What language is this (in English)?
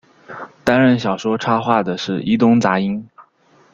Chinese